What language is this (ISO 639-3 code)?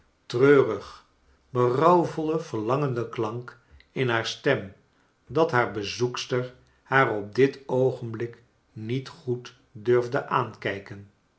nld